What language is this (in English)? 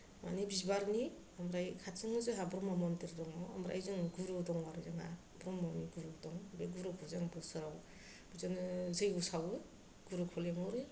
Bodo